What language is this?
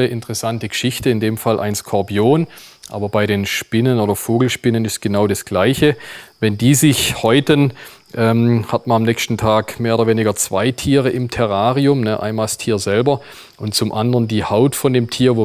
German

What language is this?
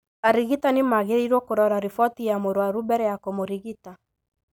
Kikuyu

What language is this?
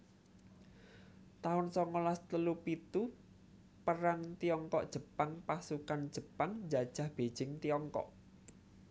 Javanese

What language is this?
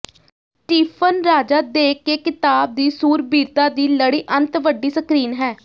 Punjabi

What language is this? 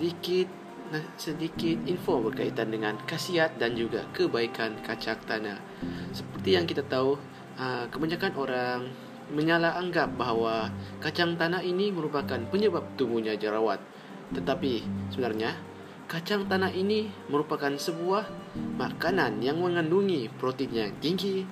Malay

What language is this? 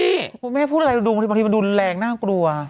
Thai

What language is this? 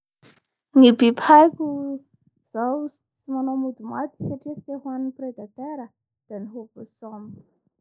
Bara Malagasy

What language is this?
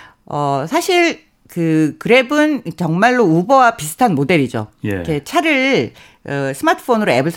Korean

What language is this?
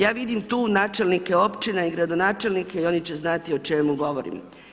Croatian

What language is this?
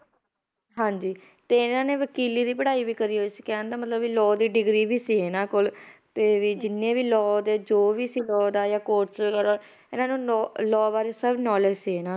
Punjabi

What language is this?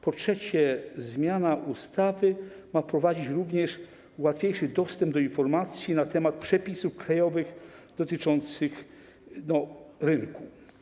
Polish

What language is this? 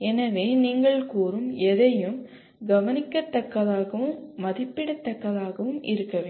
Tamil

